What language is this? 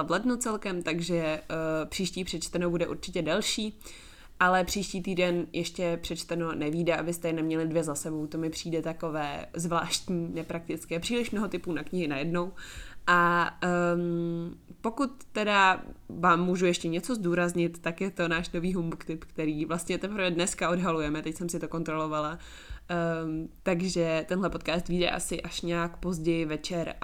Czech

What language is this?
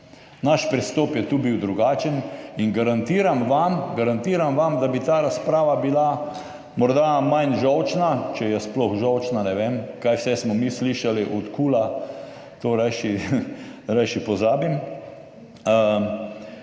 Slovenian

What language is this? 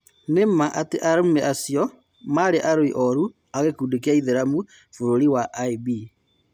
Kikuyu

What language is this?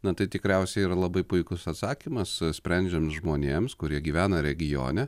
Lithuanian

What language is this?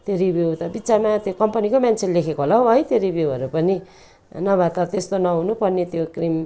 Nepali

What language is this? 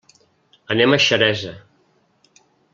Catalan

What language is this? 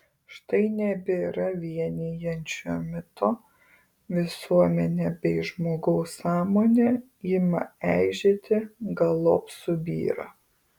Lithuanian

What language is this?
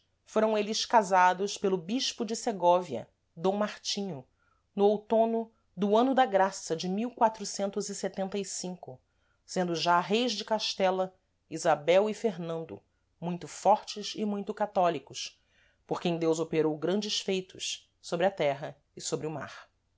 Portuguese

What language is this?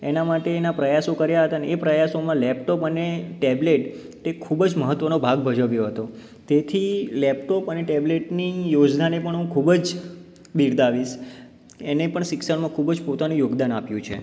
Gujarati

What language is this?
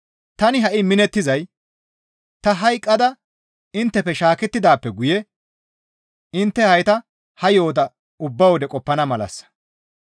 Gamo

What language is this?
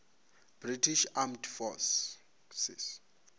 Venda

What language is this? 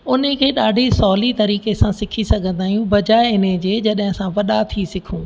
Sindhi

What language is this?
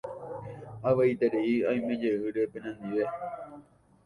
Guarani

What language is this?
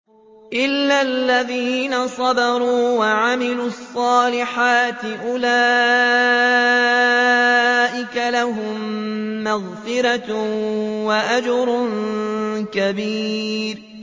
Arabic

